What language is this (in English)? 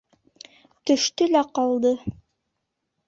Bashkir